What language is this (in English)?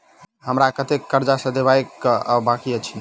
Maithili